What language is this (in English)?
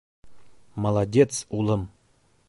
Bashkir